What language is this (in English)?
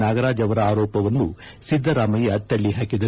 Kannada